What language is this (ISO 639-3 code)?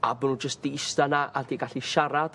cym